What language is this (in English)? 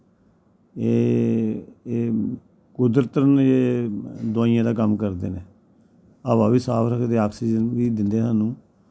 Dogri